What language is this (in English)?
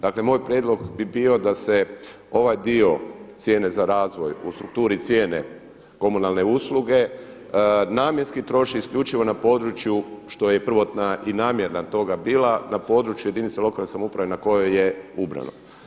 Croatian